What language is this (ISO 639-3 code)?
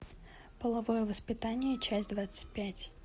rus